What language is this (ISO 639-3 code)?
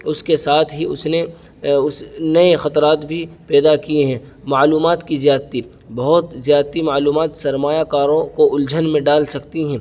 urd